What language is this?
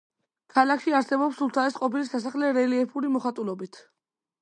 Georgian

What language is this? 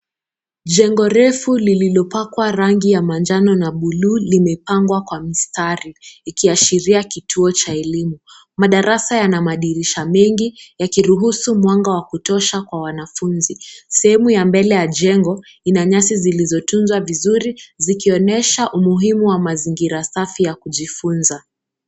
Swahili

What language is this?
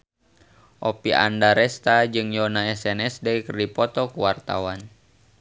Sundanese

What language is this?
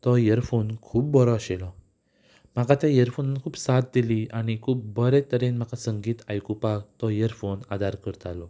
Konkani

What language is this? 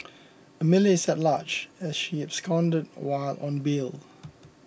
English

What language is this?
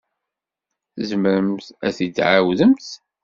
Kabyle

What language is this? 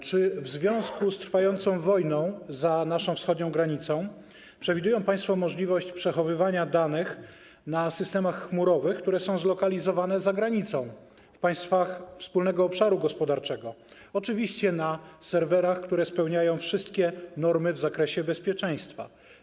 Polish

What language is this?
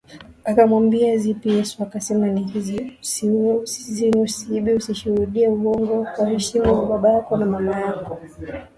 Swahili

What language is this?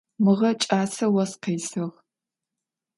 Adyghe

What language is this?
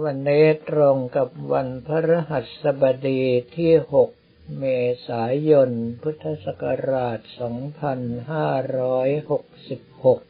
Thai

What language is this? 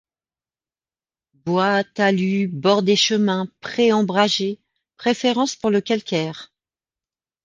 French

